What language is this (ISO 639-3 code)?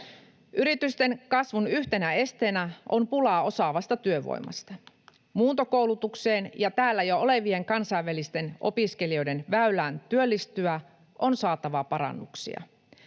fin